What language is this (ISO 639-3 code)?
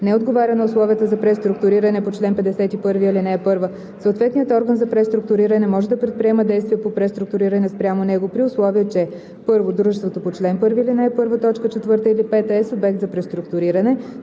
bul